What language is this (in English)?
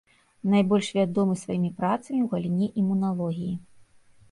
Belarusian